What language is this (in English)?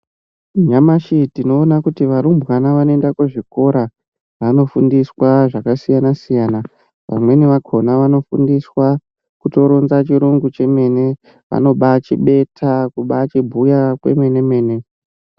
Ndau